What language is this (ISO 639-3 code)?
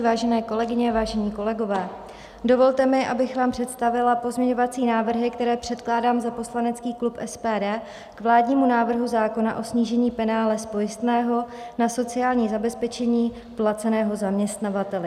ces